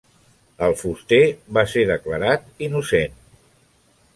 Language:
Catalan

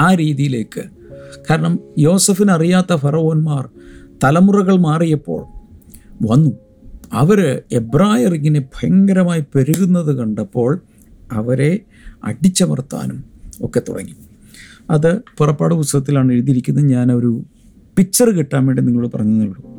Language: Malayalam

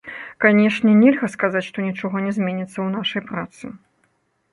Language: Belarusian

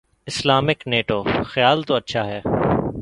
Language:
Urdu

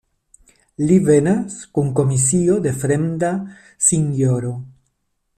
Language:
Esperanto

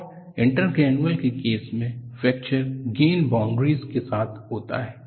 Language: Hindi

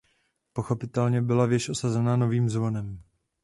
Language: Czech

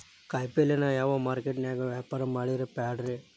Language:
Kannada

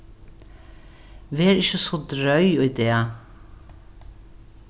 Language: Faroese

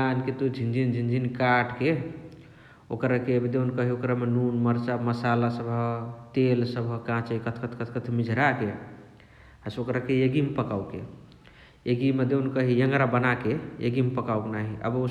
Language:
Chitwania Tharu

